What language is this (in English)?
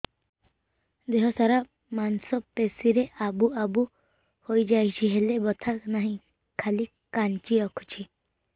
Odia